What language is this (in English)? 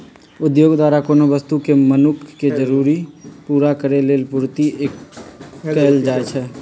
Magahi